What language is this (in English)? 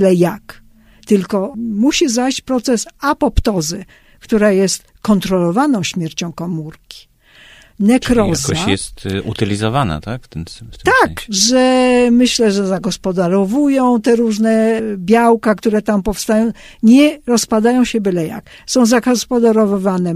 Polish